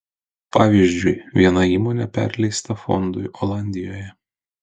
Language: Lithuanian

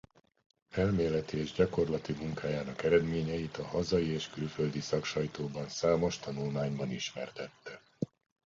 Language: Hungarian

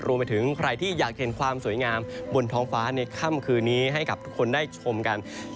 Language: Thai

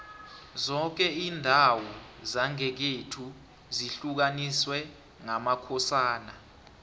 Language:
South Ndebele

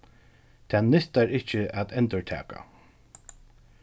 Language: Faroese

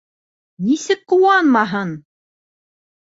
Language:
Bashkir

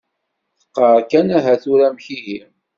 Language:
Kabyle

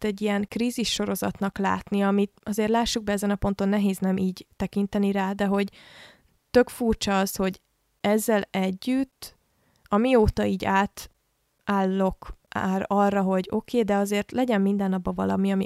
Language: Hungarian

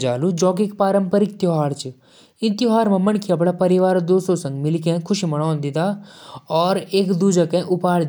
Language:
Jaunsari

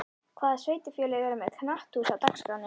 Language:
Icelandic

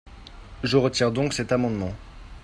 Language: French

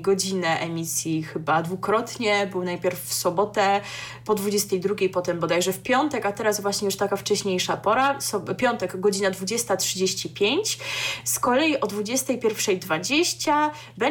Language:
Polish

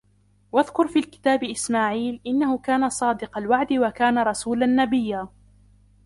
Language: Arabic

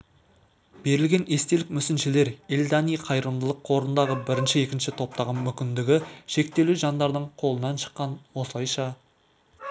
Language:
Kazakh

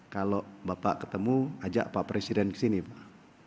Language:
Indonesian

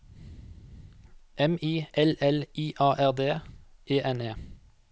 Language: Norwegian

